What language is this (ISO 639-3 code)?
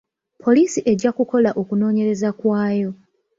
lug